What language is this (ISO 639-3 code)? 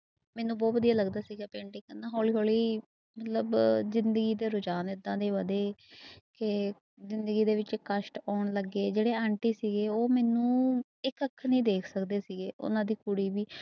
pan